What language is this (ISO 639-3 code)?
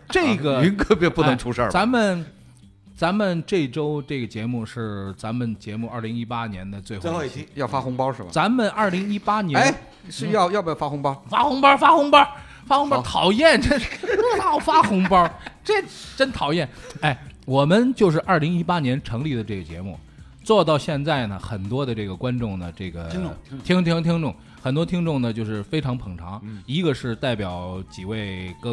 zho